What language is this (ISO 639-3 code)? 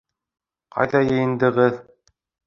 bak